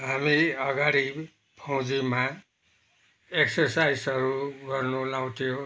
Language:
Nepali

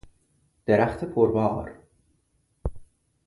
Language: Persian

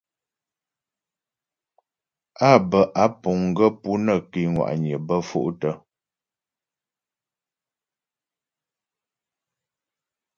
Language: Ghomala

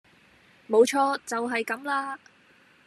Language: Cantonese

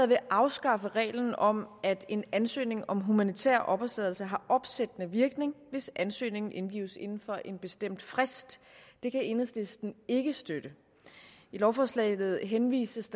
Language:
Danish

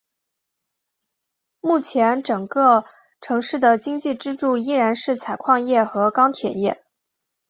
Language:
Chinese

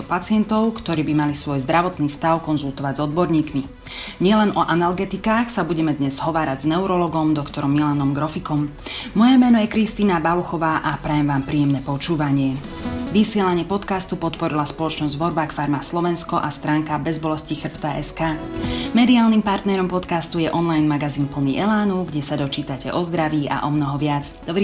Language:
Slovak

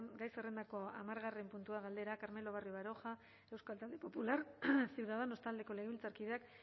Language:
Basque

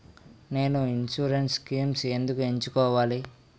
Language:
Telugu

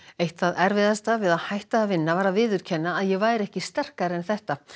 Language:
Icelandic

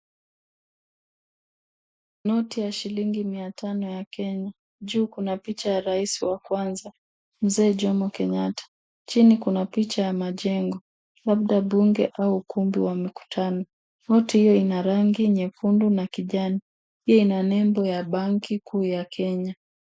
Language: Swahili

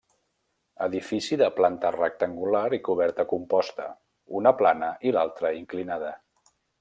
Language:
Catalan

